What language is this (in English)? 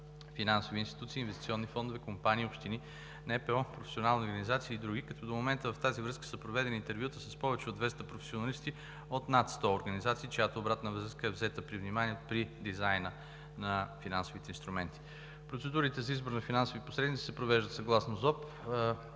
Bulgarian